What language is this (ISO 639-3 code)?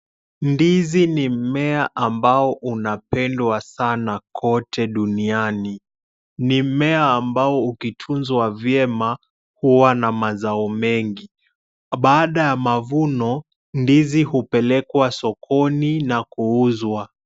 swa